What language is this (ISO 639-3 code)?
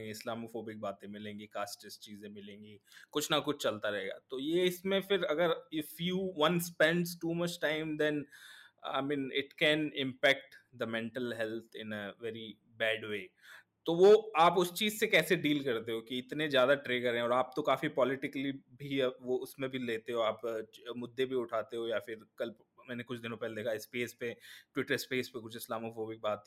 hin